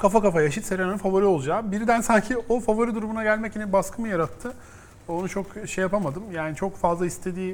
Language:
Turkish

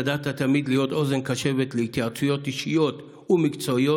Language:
Hebrew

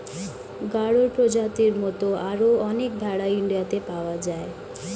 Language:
Bangla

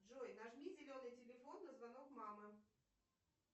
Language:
Russian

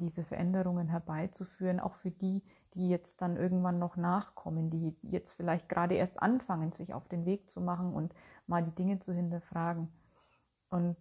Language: German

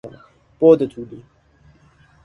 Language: Persian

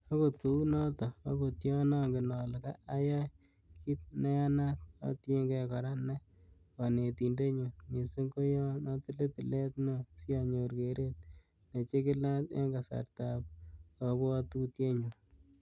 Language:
Kalenjin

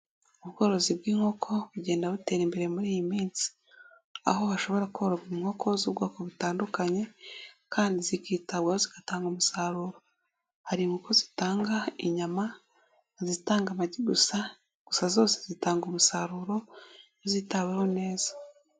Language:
Kinyarwanda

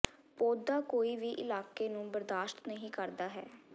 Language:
Punjabi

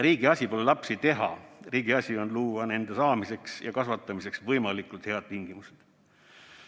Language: Estonian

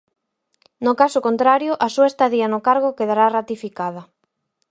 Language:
Galician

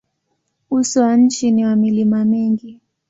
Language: Swahili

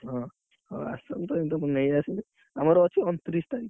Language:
Odia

